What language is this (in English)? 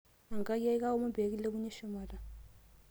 Masai